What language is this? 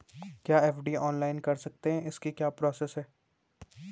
Hindi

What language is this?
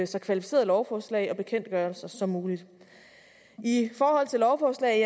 Danish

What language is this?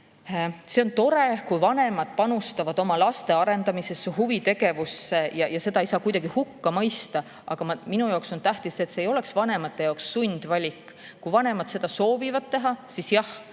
Estonian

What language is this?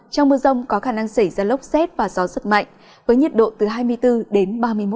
Vietnamese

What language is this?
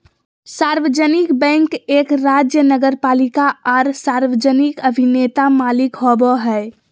Magahi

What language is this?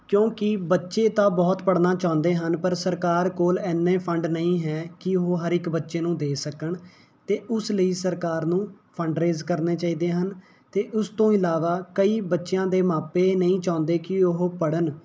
Punjabi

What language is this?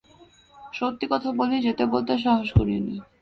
Bangla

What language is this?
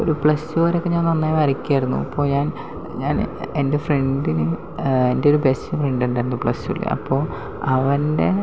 Malayalam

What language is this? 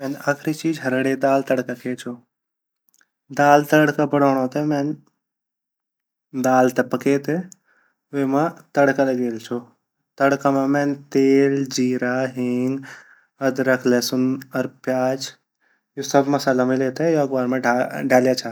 Garhwali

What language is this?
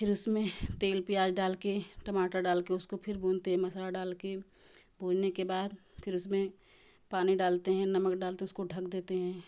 Hindi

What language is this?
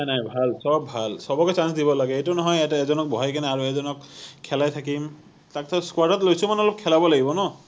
Assamese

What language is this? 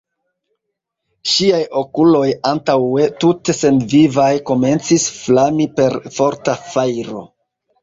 Esperanto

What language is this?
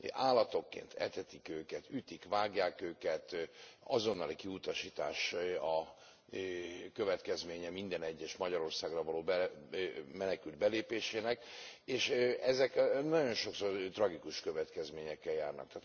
Hungarian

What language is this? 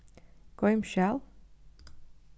Faroese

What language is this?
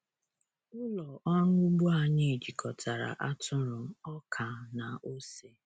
Igbo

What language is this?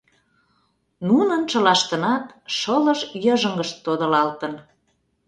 Mari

